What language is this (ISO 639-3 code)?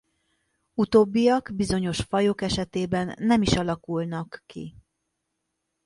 hun